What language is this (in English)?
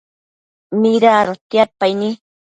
Matsés